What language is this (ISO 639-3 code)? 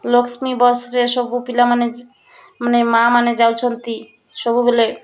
ori